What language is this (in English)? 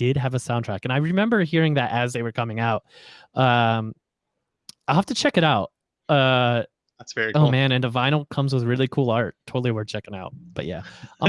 English